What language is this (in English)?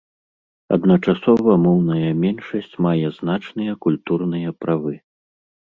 Belarusian